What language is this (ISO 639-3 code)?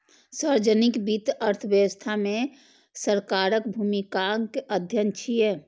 mai